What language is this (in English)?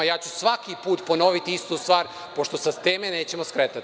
Serbian